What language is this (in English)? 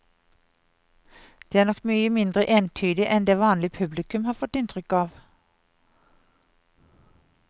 Norwegian